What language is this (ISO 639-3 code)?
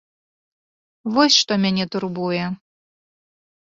bel